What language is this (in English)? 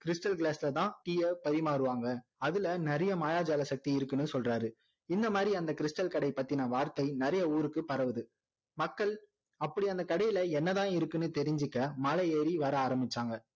Tamil